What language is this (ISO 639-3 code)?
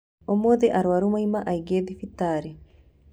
kik